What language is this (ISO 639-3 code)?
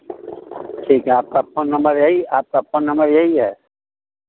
hin